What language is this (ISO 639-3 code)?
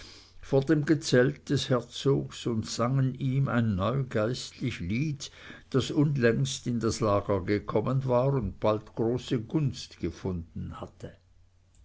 deu